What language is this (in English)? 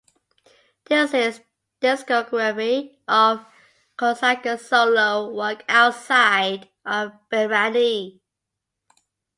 English